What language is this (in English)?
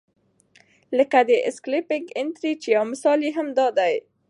Pashto